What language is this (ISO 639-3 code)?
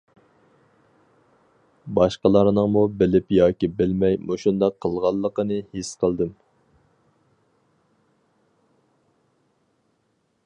uig